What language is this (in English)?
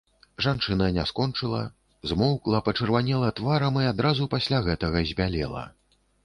Belarusian